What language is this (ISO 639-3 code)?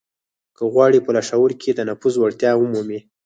pus